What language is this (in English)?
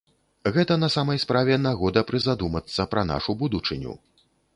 Belarusian